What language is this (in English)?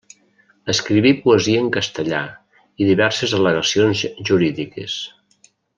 Catalan